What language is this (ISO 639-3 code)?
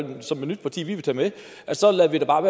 dan